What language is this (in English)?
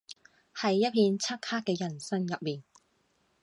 Cantonese